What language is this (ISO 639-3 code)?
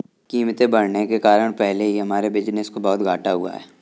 hin